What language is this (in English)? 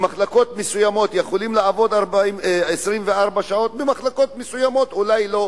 Hebrew